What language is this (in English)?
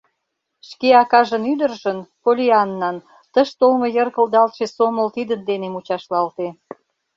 Mari